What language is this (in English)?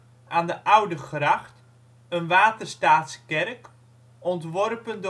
Dutch